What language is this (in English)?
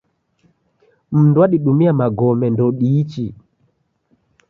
Taita